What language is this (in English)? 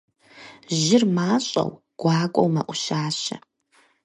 Kabardian